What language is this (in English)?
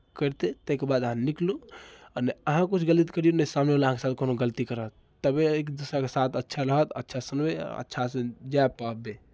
Maithili